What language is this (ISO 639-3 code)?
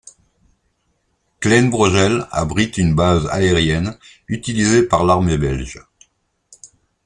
fra